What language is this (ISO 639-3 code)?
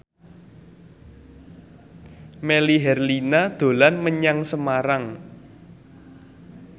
jav